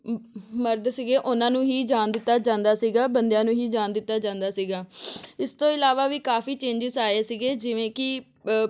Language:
Punjabi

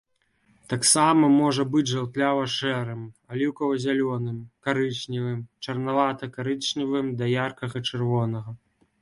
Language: Belarusian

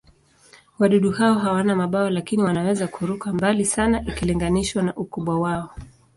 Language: Swahili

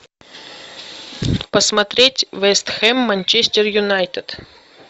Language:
Russian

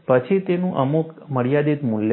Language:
Gujarati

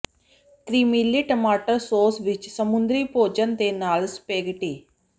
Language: Punjabi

